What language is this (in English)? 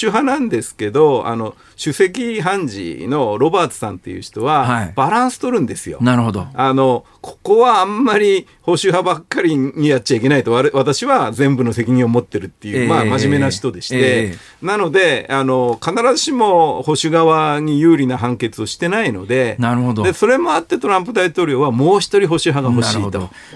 Japanese